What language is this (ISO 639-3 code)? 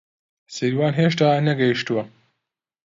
ckb